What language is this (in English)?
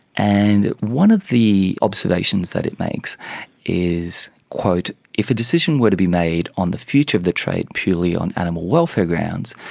English